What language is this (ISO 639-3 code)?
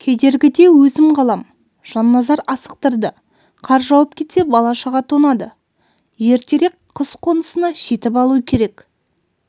kaz